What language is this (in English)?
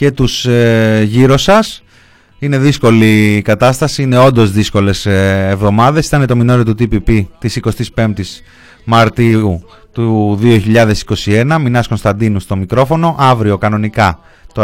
Greek